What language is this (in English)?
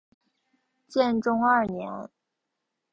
Chinese